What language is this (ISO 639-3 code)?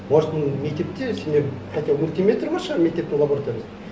kaz